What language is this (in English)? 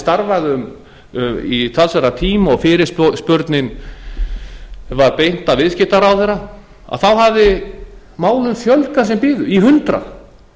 Icelandic